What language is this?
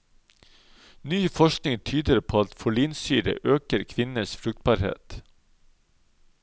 Norwegian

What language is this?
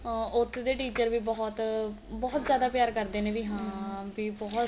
Punjabi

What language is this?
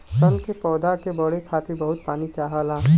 Bhojpuri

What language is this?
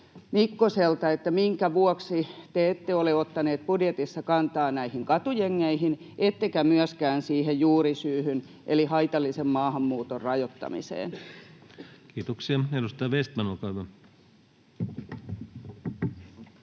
Finnish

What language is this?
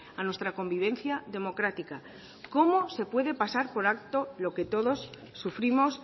Spanish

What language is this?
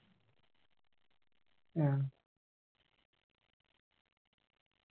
Malayalam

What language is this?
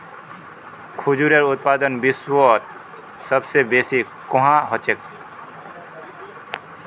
Magahi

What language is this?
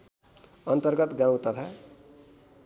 Nepali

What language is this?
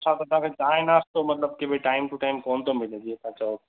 Sindhi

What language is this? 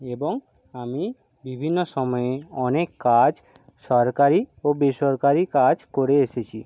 Bangla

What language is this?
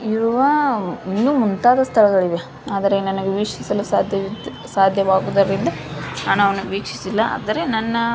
Kannada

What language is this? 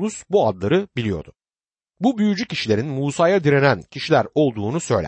Turkish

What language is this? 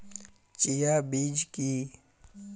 Bangla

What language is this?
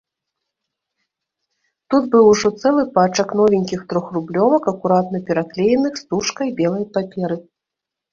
Belarusian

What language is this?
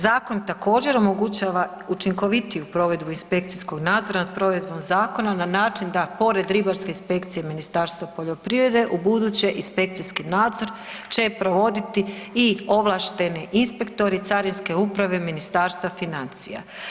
Croatian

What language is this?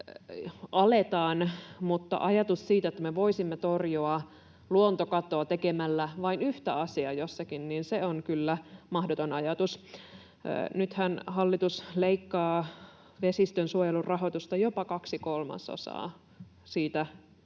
Finnish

